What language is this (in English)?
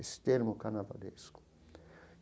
Portuguese